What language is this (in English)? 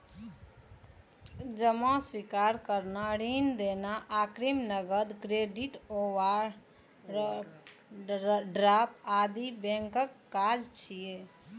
Maithili